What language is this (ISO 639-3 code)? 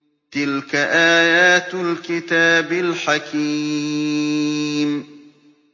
ara